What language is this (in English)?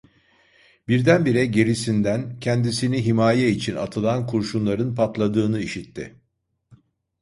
Turkish